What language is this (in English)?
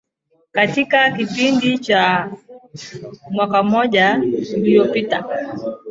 Swahili